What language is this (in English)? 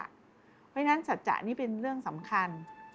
Thai